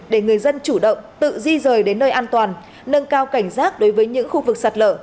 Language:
Vietnamese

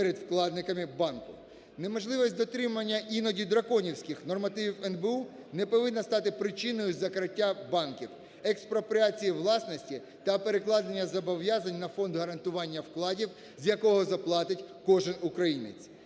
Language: Ukrainian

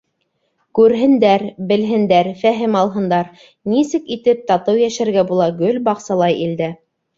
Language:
Bashkir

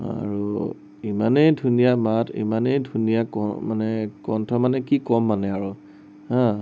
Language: Assamese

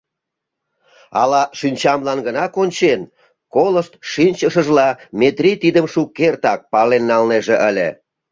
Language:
Mari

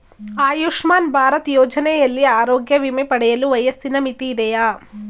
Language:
Kannada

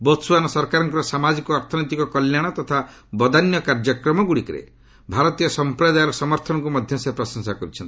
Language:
Odia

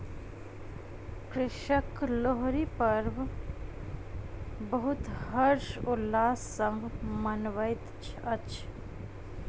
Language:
Maithili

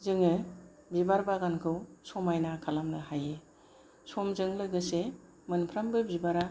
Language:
Bodo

